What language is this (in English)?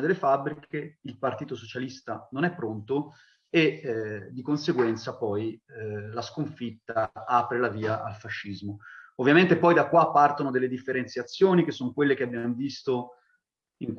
Italian